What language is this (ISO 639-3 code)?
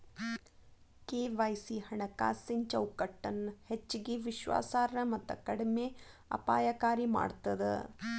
kan